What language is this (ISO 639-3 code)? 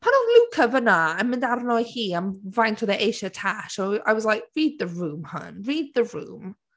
cym